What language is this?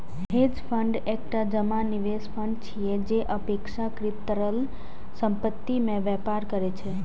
Maithili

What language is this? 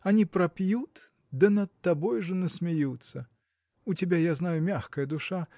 Russian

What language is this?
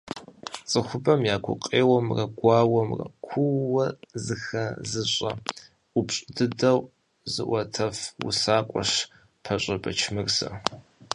Kabardian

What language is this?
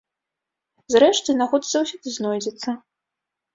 Belarusian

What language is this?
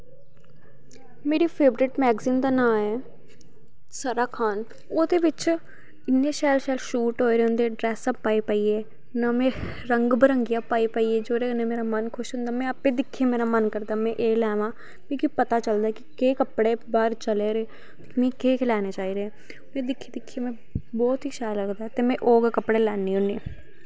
Dogri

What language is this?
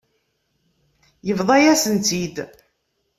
Kabyle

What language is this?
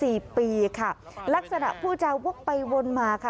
Thai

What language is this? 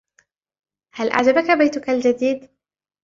Arabic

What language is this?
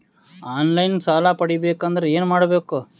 Kannada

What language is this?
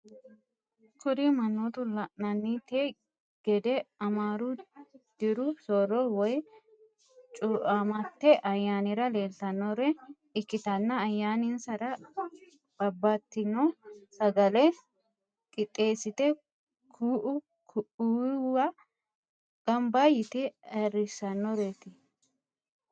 Sidamo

